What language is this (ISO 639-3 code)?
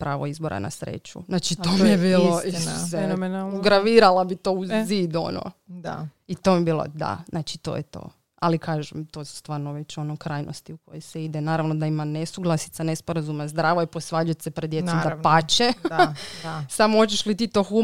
hrv